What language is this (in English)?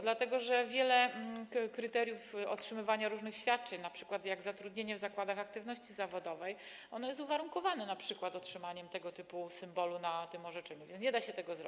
Polish